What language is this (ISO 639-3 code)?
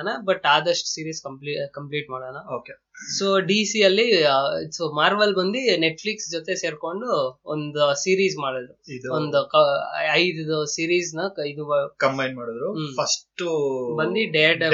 kan